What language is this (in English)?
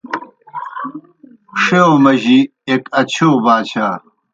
Kohistani Shina